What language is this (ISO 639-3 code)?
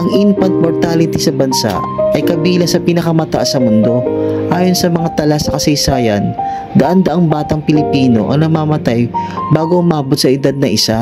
fil